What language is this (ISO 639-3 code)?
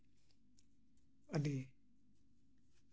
sat